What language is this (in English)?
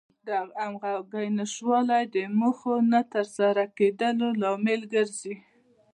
Pashto